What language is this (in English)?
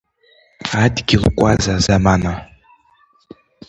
Abkhazian